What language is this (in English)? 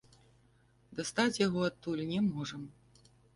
Belarusian